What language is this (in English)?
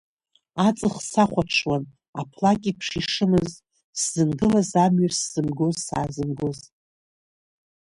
Abkhazian